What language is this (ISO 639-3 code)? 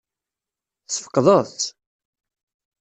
kab